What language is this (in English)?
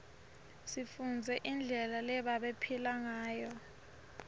Swati